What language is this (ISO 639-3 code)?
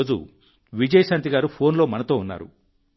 tel